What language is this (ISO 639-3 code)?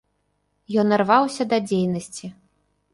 bel